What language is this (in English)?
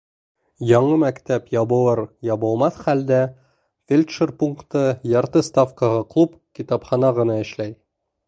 Bashkir